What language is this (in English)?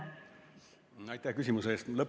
Estonian